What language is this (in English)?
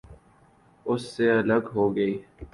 Urdu